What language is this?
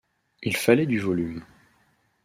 French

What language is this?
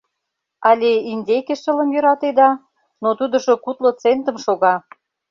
Mari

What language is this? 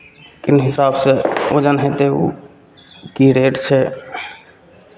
Maithili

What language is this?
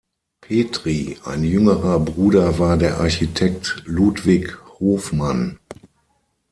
German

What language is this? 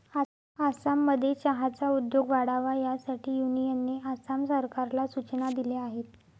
Marathi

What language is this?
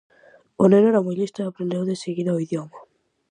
Galician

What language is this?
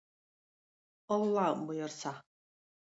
Tatar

